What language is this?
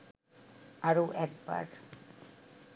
Bangla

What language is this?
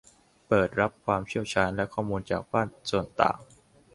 Thai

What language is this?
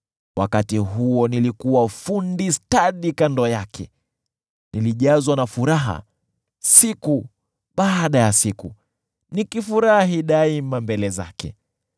Swahili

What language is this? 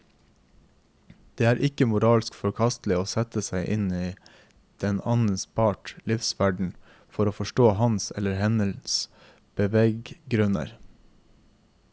Norwegian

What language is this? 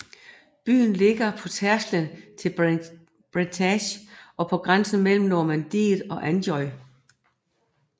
Danish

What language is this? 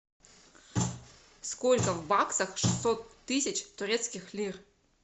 Russian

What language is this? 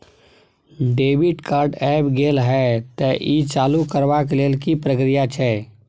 Maithili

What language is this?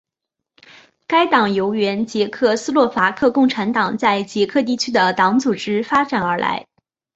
Chinese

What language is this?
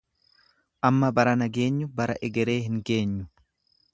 Oromo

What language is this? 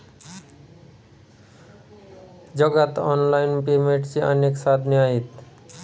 Marathi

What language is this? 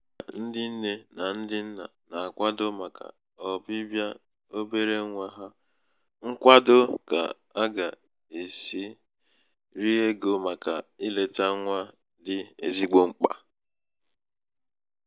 Igbo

